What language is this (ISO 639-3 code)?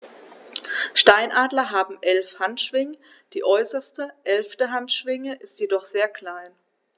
deu